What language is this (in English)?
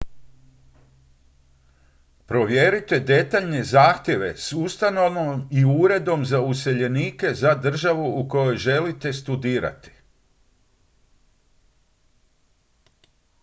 Croatian